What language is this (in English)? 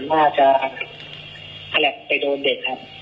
Thai